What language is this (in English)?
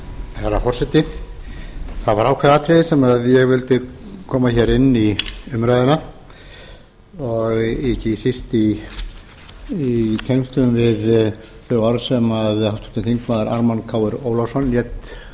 Icelandic